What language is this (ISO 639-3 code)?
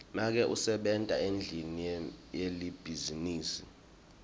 ssw